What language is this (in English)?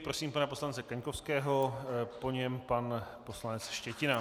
Czech